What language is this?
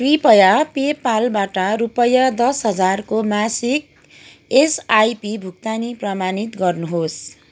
Nepali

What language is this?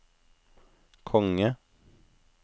Norwegian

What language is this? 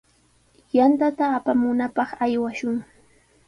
Sihuas Ancash Quechua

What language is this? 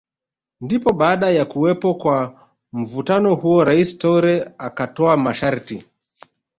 Swahili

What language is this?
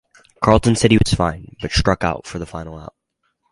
English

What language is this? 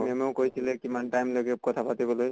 Assamese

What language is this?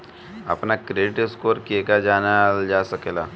Bhojpuri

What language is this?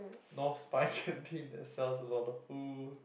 English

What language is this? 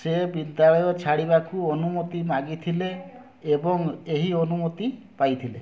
Odia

